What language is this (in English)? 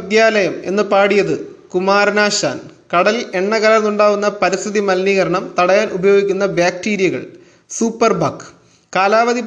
Malayalam